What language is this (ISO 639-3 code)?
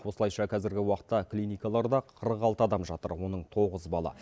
kaz